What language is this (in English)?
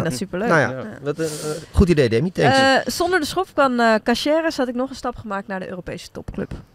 Dutch